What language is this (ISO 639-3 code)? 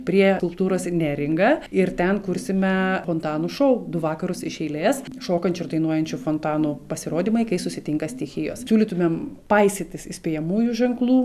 lit